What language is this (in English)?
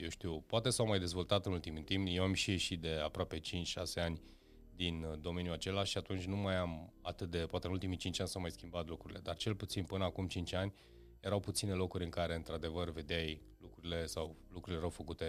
Romanian